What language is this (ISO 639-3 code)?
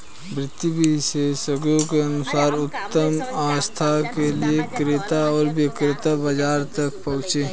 hin